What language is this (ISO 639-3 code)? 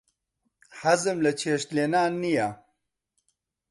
ckb